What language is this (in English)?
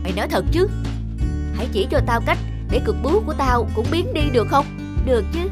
Vietnamese